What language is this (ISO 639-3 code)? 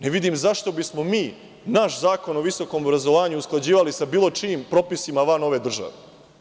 srp